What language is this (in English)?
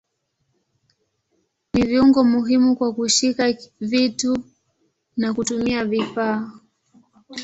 Swahili